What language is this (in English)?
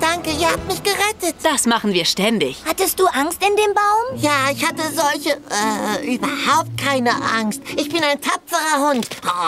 German